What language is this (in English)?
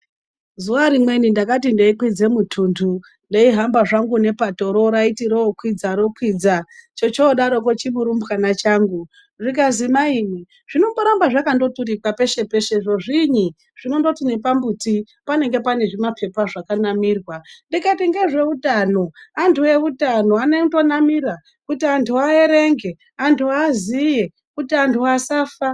Ndau